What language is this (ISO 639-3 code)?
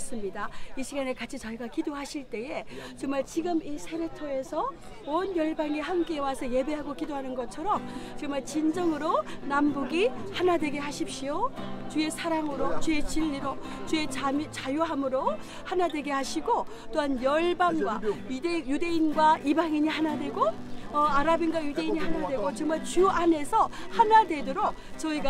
kor